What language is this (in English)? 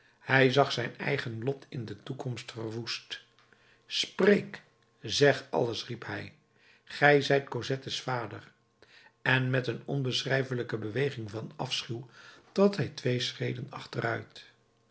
Dutch